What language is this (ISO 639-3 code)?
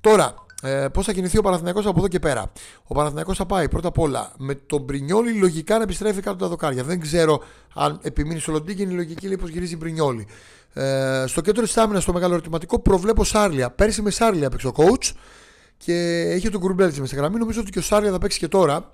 ell